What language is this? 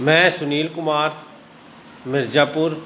Punjabi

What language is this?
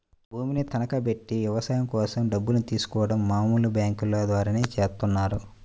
Telugu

